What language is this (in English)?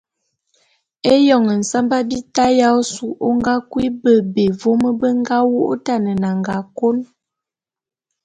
Bulu